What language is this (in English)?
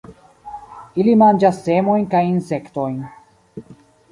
Esperanto